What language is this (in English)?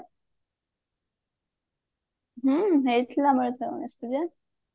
Odia